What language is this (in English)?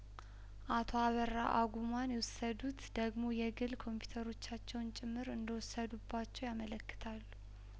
Amharic